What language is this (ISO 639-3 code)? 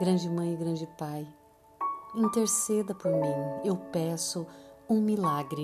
por